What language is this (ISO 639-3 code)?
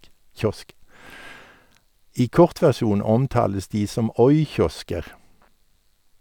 nor